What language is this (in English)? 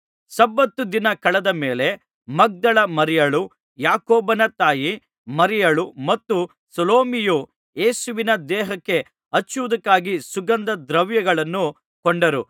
Kannada